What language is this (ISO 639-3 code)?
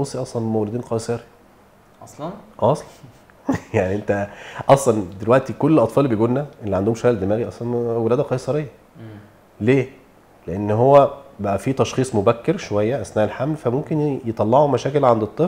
ara